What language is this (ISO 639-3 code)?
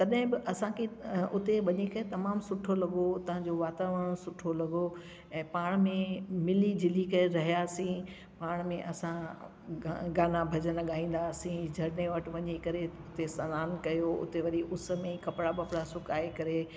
snd